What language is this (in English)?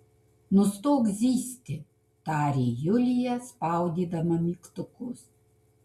Lithuanian